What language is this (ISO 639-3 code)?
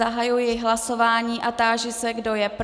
ces